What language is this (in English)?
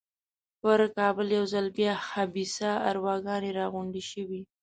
Pashto